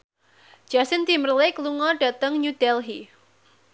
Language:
Javanese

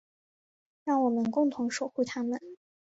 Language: Chinese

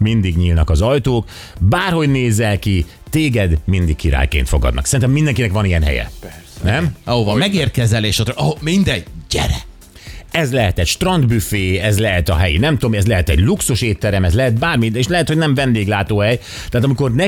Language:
Hungarian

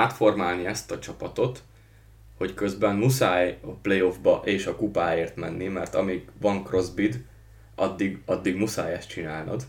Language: Hungarian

